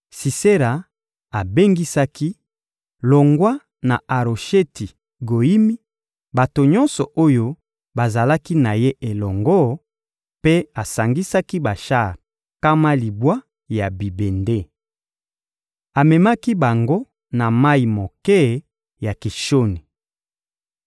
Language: Lingala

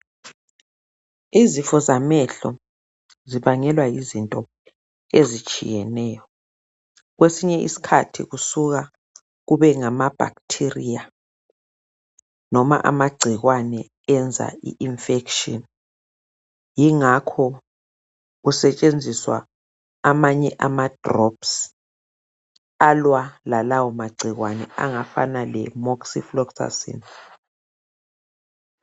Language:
North Ndebele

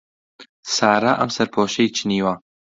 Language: Central Kurdish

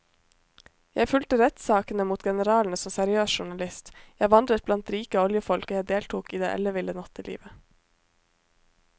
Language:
Norwegian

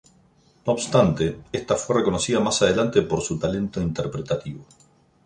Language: Spanish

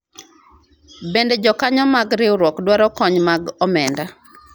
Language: Luo (Kenya and Tanzania)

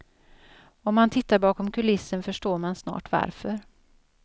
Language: Swedish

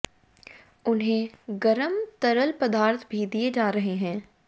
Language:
Hindi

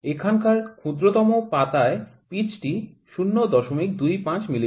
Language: Bangla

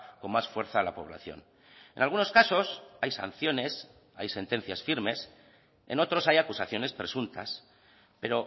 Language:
Spanish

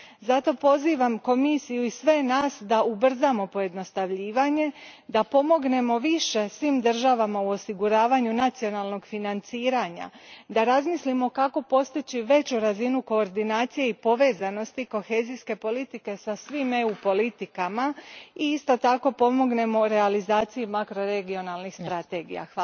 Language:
Croatian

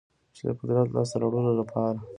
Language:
Pashto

